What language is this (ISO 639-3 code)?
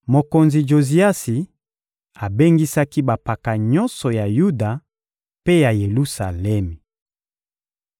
lin